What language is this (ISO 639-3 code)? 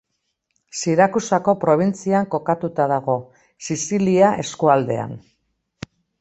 eus